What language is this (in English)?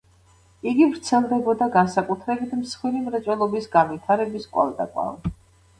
Georgian